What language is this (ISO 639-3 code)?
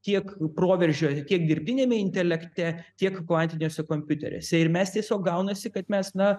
lit